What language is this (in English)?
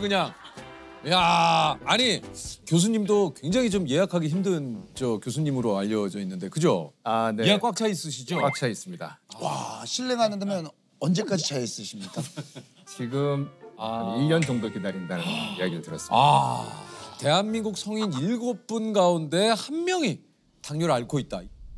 Korean